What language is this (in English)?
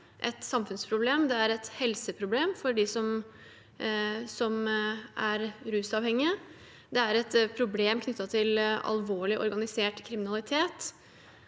Norwegian